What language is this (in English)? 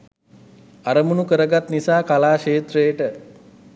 Sinhala